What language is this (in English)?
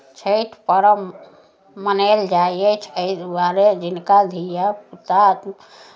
Maithili